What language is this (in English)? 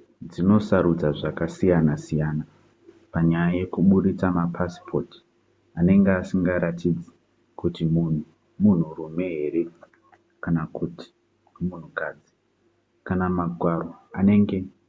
Shona